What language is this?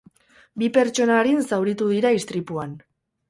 Basque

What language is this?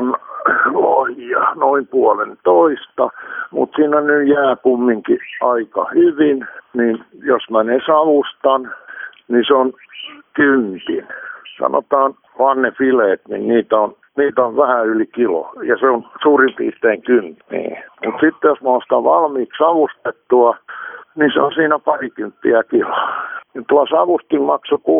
Finnish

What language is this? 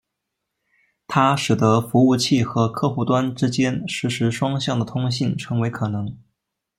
Chinese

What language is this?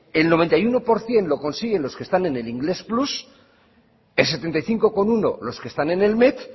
Spanish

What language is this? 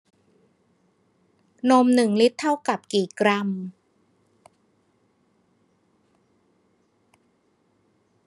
Thai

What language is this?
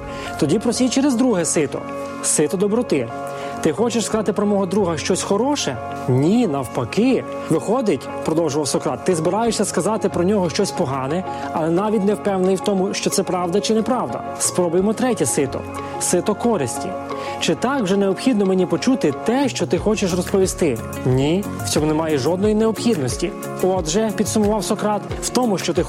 Ukrainian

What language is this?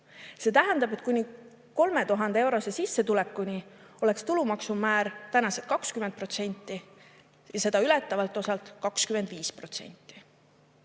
Estonian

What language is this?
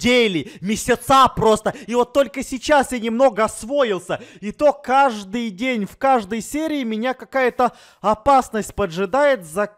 Russian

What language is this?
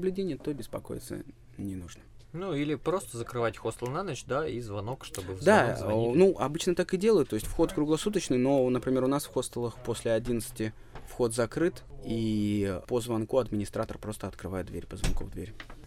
Russian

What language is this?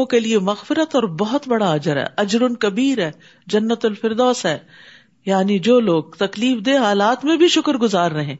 Urdu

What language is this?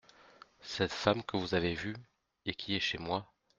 French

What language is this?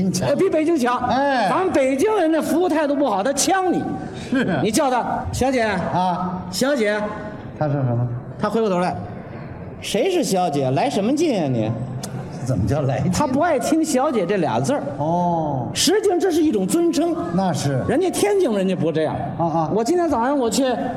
Chinese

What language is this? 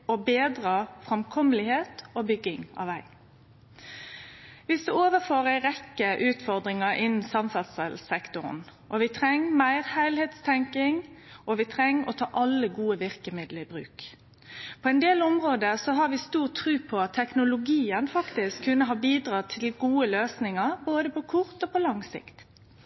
Norwegian Nynorsk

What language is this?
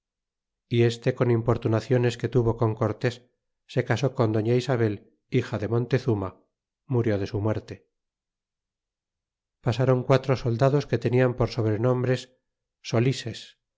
Spanish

